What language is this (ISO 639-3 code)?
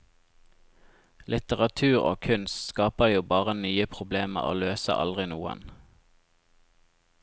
nor